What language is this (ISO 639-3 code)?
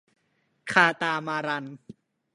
tha